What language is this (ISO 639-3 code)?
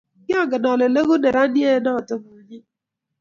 kln